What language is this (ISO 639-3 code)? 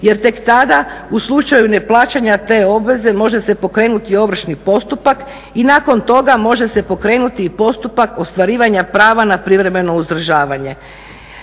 hrv